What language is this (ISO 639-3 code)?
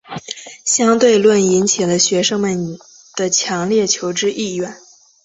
zho